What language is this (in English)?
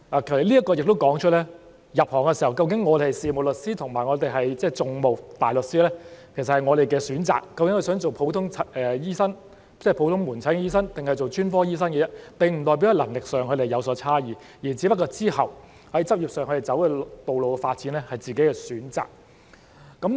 Cantonese